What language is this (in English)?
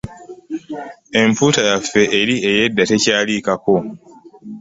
Ganda